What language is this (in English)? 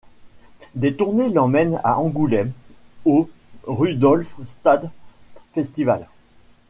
French